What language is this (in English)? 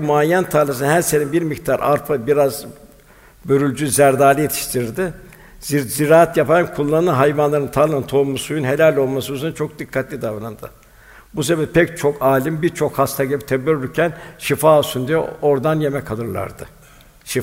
Turkish